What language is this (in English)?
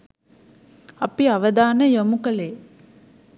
Sinhala